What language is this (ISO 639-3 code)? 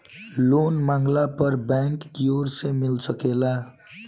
bho